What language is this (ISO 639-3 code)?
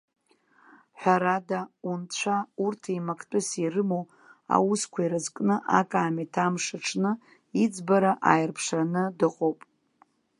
abk